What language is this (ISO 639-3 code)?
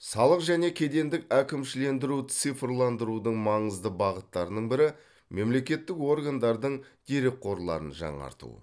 kaz